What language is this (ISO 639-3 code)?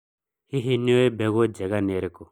kik